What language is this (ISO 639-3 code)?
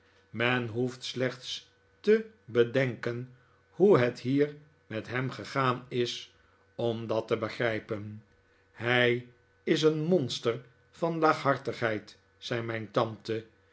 nld